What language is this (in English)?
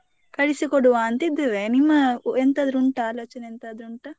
Kannada